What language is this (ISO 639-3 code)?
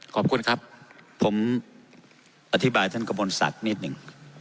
tha